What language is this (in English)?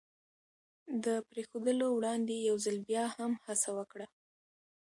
Pashto